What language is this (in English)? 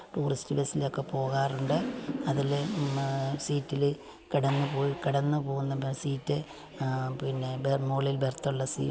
Malayalam